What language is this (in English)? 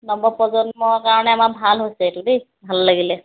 Assamese